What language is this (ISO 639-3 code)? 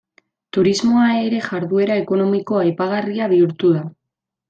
eus